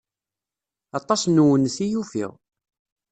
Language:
Kabyle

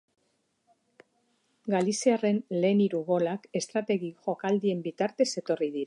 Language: Basque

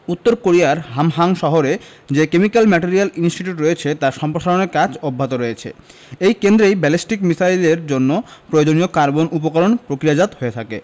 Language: Bangla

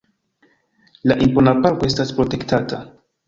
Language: Esperanto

